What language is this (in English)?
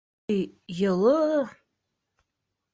Bashkir